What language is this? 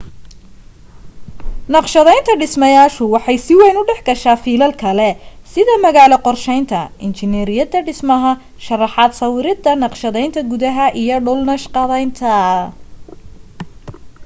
Somali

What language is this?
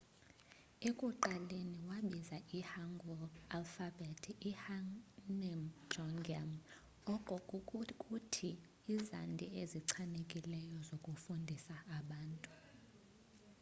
Xhosa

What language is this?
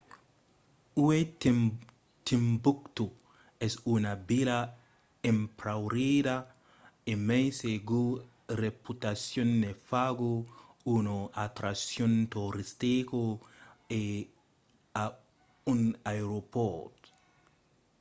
Occitan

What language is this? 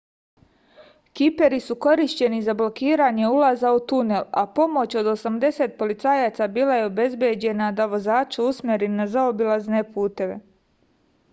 Serbian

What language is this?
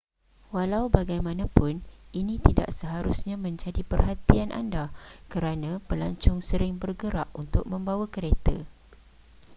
Malay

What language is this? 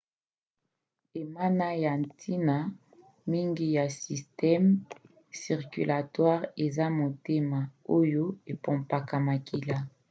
Lingala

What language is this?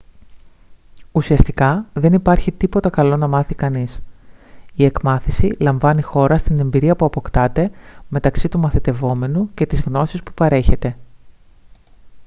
Greek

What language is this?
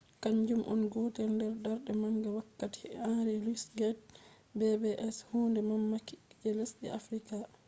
Fula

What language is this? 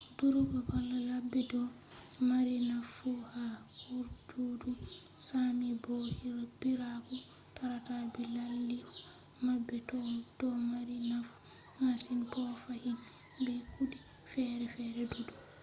Fula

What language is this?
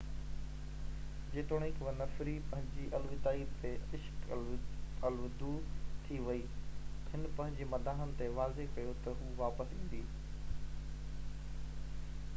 Sindhi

